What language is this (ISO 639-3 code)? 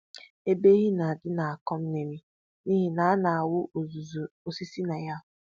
ibo